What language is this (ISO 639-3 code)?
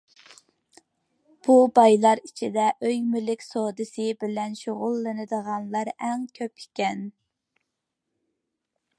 uig